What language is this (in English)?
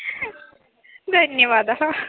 Sanskrit